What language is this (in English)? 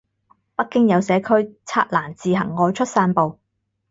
Cantonese